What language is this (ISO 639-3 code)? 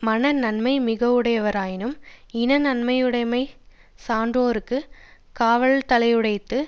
tam